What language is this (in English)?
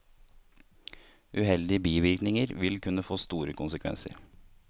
Norwegian